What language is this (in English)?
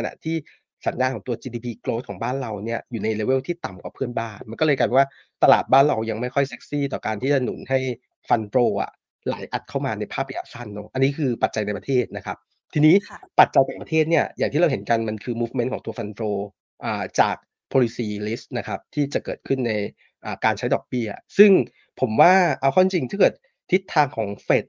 Thai